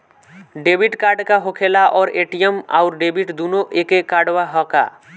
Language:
Bhojpuri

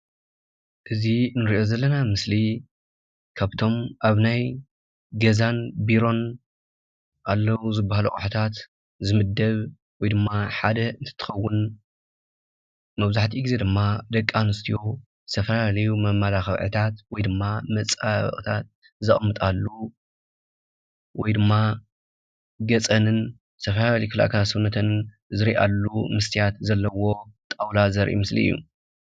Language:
Tigrinya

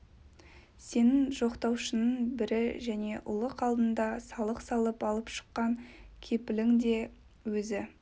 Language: Kazakh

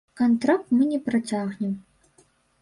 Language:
Belarusian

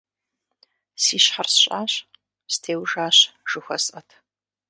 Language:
Kabardian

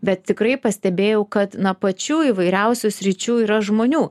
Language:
Lithuanian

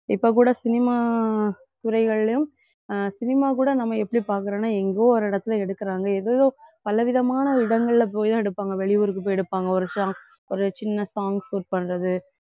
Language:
Tamil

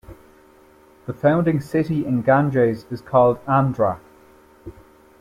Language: English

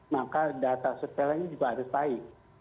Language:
Indonesian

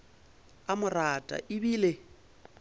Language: Northern Sotho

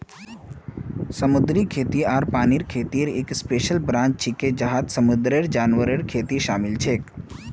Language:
Magahi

